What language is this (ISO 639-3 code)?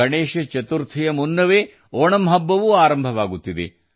kan